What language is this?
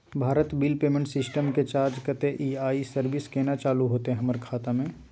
Maithili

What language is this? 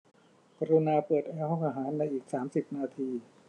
Thai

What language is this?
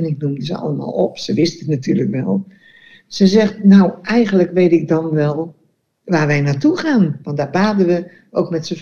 Dutch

